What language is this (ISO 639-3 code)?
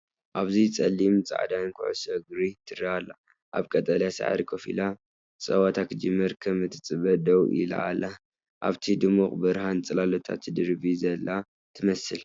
tir